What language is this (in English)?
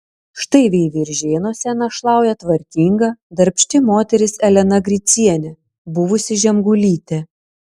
Lithuanian